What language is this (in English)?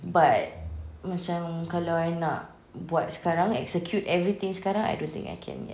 English